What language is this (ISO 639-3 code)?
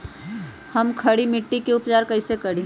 mag